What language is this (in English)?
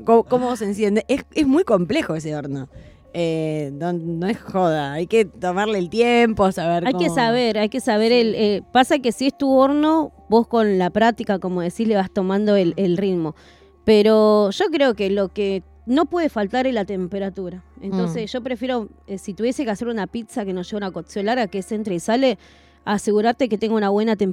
Spanish